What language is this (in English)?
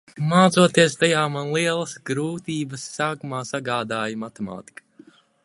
Latvian